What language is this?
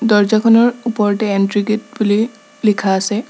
Assamese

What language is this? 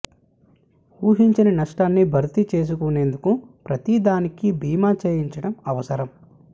Telugu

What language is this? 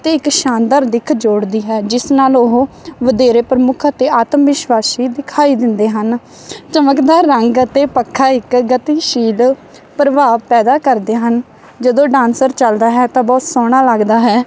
Punjabi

